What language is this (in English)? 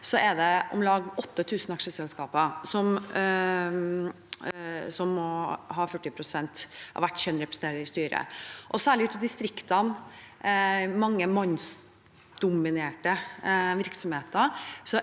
Norwegian